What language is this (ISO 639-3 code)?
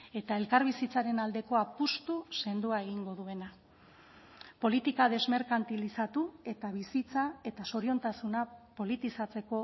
eus